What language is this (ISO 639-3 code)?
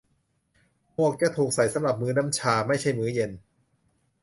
tha